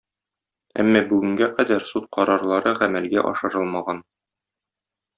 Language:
Tatar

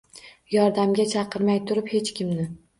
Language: Uzbek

